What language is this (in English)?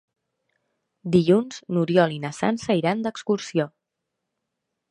Catalan